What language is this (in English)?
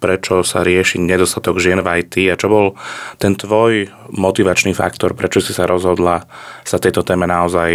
Slovak